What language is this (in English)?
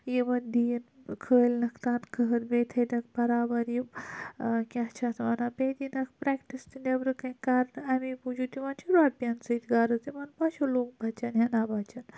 Kashmiri